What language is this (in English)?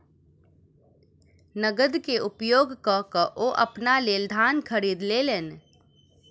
Maithili